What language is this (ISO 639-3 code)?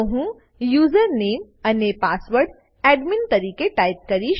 guj